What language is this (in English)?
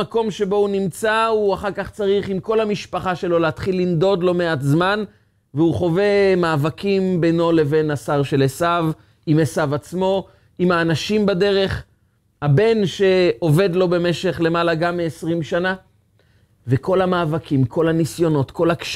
Hebrew